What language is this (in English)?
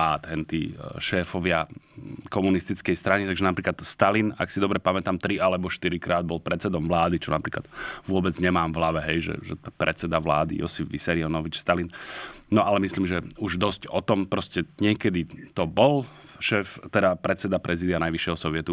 Slovak